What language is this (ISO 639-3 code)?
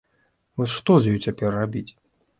bel